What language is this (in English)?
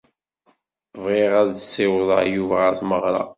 Kabyle